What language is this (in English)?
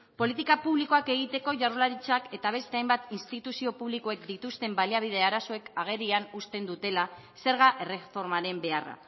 Basque